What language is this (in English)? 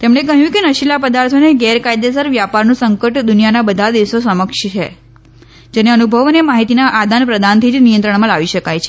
Gujarati